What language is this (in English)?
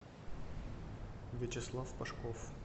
Russian